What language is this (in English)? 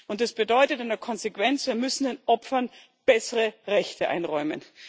German